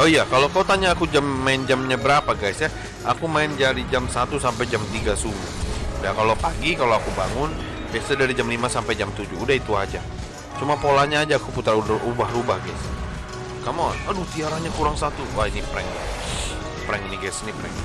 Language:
Indonesian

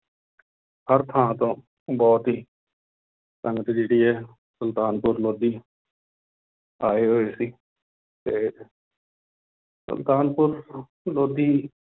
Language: Punjabi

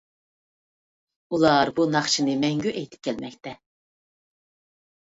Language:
Uyghur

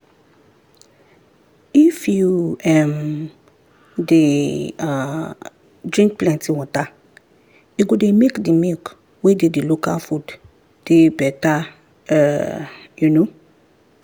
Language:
Nigerian Pidgin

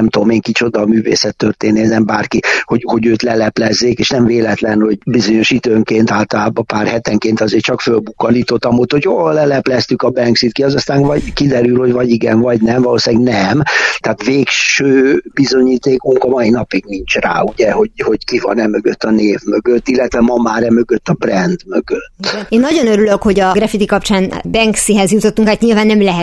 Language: Hungarian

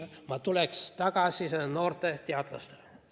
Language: Estonian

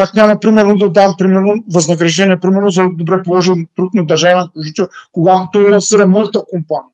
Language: Bulgarian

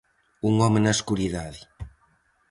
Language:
Galician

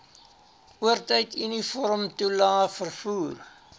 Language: Afrikaans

